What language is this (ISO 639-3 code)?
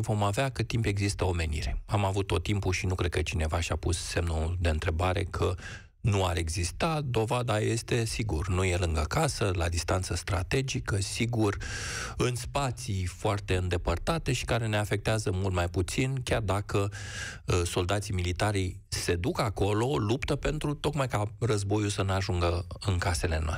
ron